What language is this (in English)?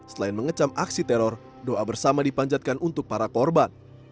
Indonesian